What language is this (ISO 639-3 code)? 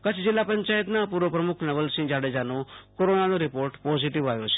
guj